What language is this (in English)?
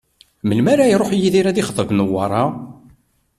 Kabyle